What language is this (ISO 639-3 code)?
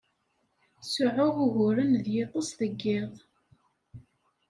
kab